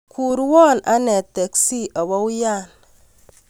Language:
Kalenjin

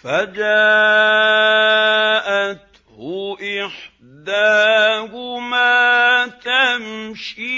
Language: Arabic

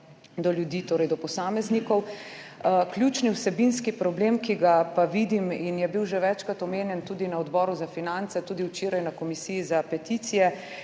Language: Slovenian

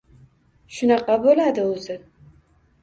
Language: Uzbek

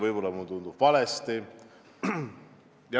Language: Estonian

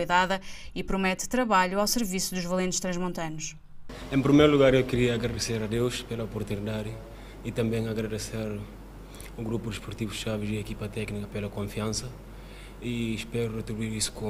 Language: Portuguese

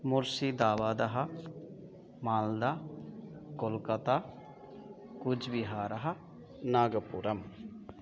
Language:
Sanskrit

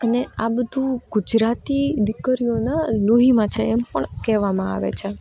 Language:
Gujarati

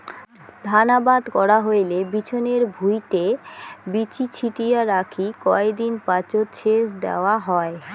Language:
Bangla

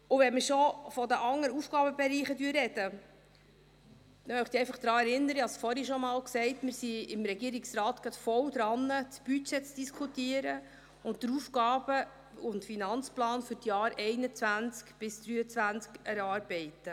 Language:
Swiss German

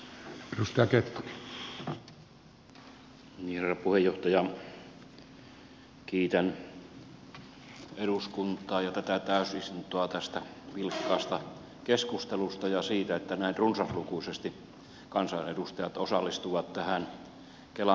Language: Finnish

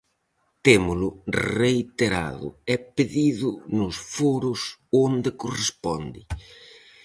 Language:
Galician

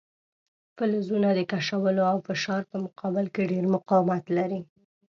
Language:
Pashto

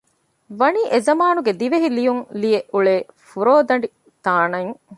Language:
Divehi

